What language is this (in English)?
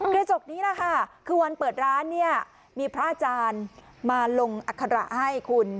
Thai